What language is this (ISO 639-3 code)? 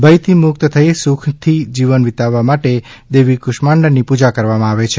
guj